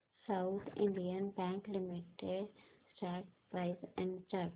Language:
Marathi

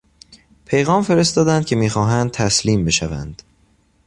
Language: Persian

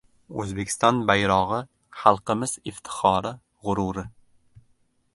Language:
Uzbek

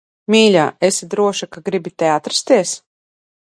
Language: Latvian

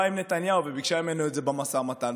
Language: Hebrew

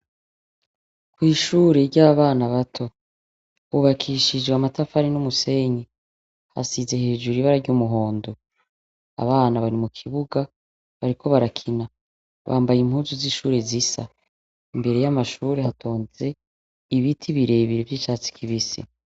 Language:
Rundi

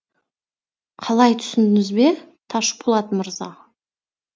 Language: Kazakh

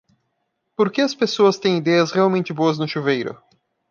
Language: Portuguese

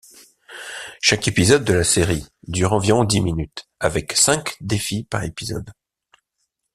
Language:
French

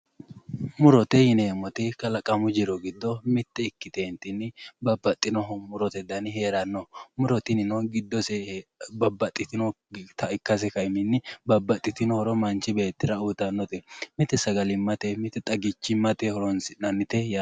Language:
Sidamo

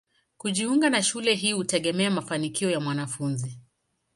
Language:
Swahili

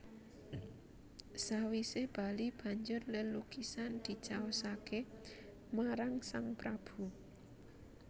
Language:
Javanese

